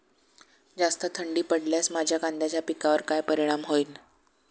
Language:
Marathi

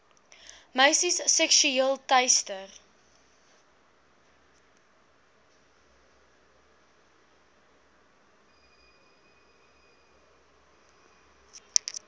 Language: Afrikaans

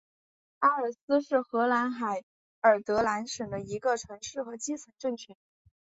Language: Chinese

